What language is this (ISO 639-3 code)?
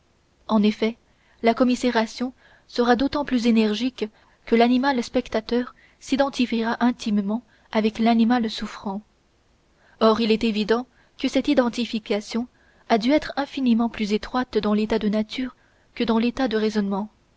fra